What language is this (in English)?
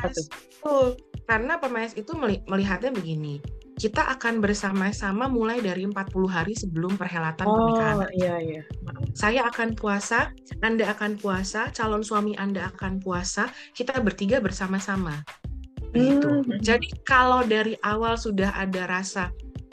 Indonesian